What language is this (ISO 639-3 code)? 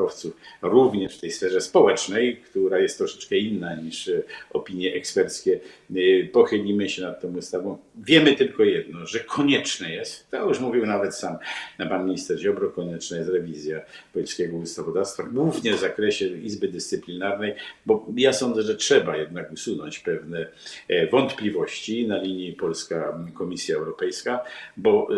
pol